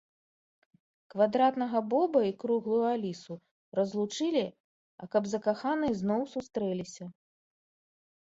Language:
Belarusian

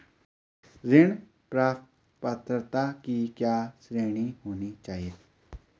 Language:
Hindi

